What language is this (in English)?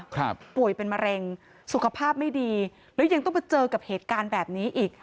Thai